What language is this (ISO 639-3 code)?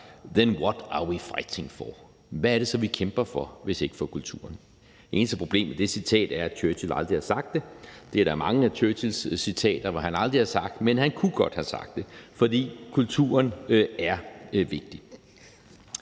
dan